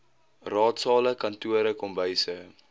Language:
Afrikaans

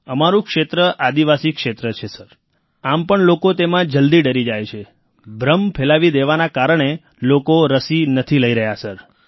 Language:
Gujarati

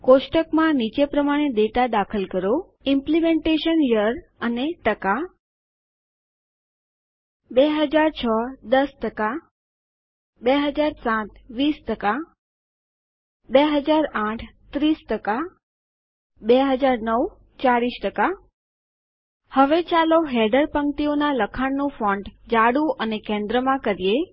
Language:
Gujarati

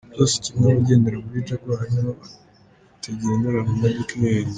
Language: Kinyarwanda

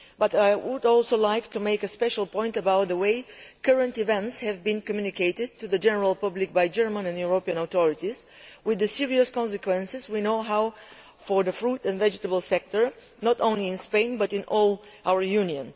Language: English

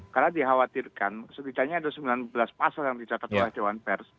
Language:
Indonesian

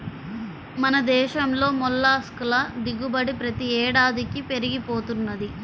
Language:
Telugu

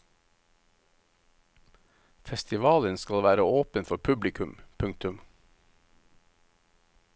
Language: Norwegian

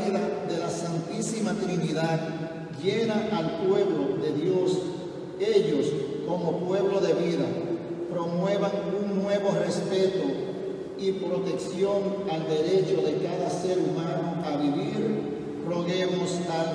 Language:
Spanish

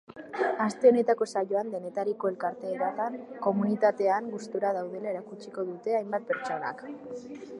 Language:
Basque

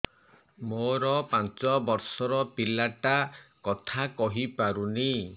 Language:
Odia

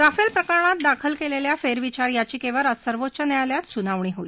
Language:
Marathi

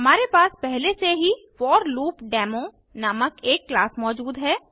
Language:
Hindi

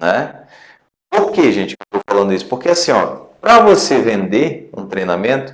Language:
Portuguese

